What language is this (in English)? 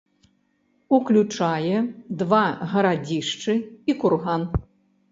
Belarusian